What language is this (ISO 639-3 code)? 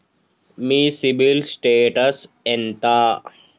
tel